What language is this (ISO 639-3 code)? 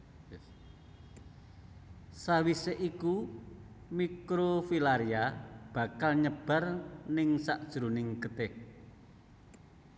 jav